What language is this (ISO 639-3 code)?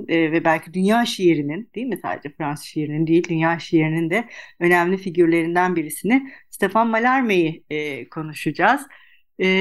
tur